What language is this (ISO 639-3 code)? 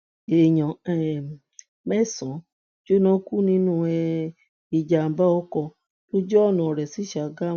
yor